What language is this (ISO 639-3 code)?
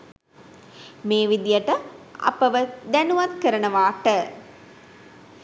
sin